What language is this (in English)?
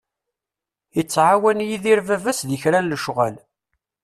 Kabyle